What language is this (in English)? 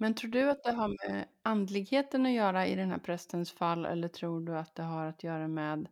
Swedish